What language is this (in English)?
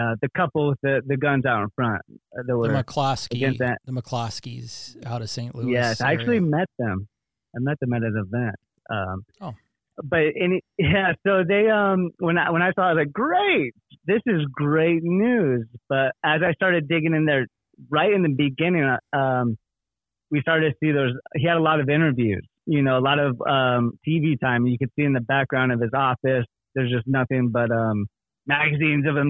English